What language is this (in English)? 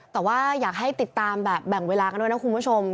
Thai